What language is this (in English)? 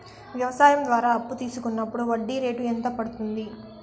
Telugu